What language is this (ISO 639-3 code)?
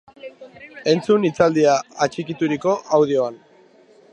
eus